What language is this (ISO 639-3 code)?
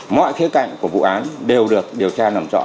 vie